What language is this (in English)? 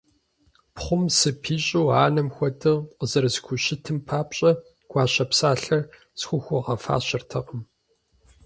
Kabardian